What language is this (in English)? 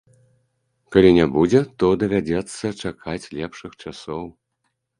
Belarusian